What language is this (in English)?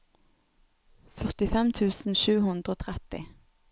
Norwegian